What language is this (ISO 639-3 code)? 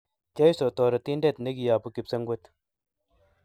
kln